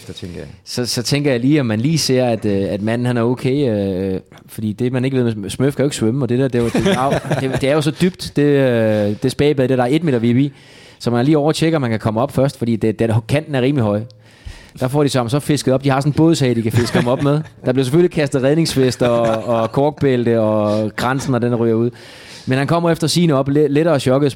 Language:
Danish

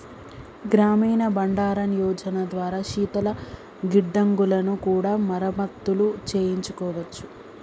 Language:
Telugu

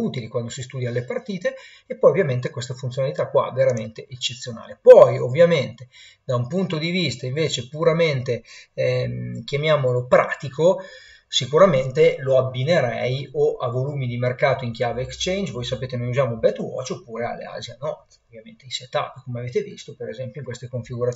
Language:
Italian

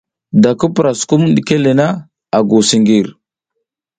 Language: South Giziga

